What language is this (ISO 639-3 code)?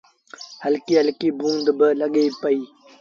sbn